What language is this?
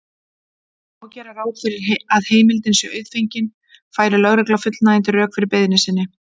Icelandic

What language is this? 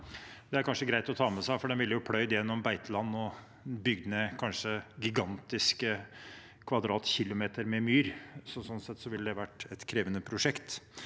Norwegian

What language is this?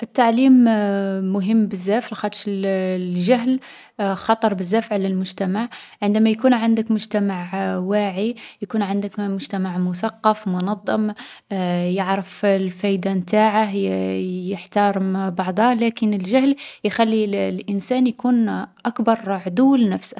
Algerian Arabic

